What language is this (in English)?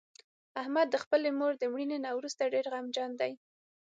Pashto